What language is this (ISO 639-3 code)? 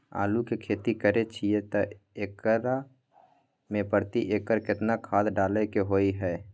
mai